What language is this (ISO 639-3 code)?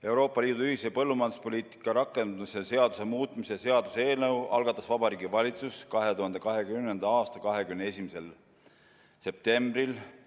est